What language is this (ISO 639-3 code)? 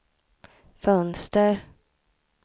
swe